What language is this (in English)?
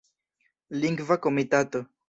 Esperanto